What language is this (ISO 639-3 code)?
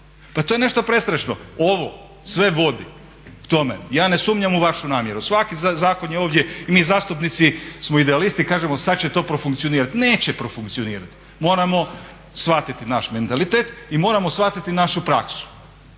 hrv